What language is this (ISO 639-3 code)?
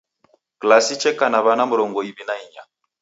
dav